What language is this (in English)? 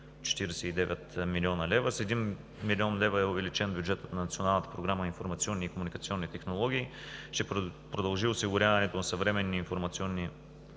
Bulgarian